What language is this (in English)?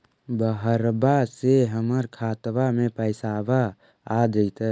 Magahi